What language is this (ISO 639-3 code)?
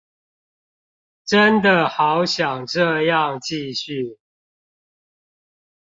zho